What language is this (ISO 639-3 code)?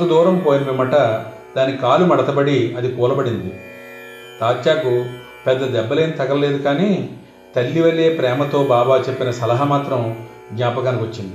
tel